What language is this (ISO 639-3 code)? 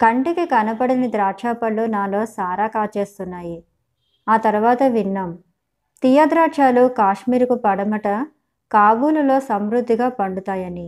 tel